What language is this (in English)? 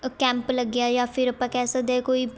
Punjabi